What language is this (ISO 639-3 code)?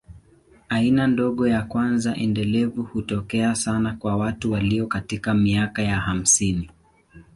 swa